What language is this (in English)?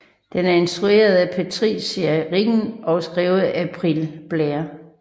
Danish